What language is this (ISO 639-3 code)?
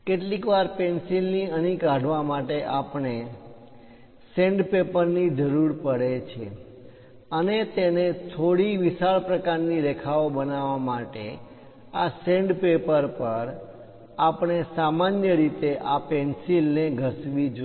guj